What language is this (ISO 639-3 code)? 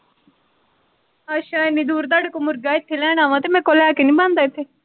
pan